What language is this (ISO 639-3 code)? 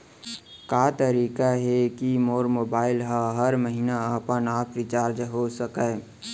hne